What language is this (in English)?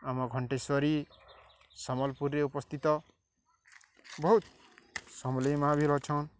Odia